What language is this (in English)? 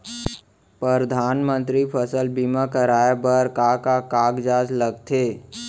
Chhattisgarhi